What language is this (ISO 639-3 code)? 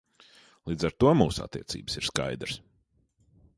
lav